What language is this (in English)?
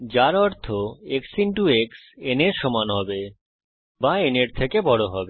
Bangla